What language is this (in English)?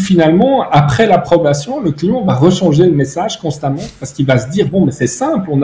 French